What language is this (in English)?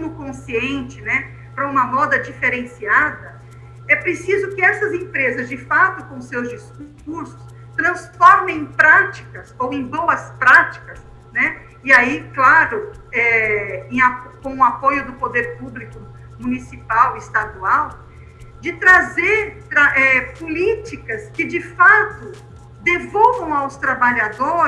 Portuguese